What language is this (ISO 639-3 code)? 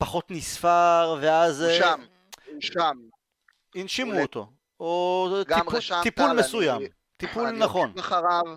heb